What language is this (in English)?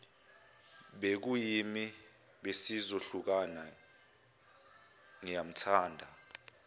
Zulu